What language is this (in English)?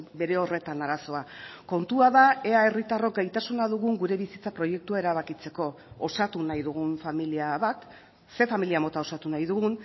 Basque